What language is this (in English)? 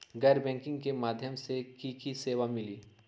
Magahi